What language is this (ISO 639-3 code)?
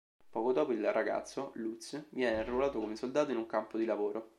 ita